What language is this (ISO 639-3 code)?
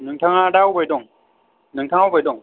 brx